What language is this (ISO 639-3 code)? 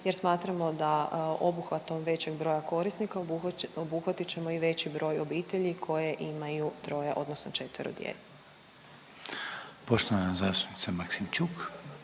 hrv